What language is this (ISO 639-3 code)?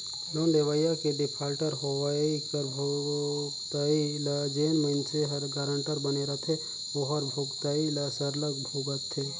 hne